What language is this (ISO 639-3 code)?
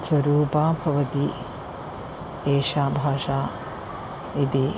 san